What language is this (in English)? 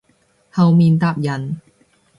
Cantonese